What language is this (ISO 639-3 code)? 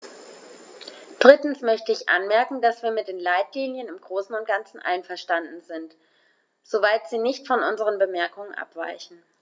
deu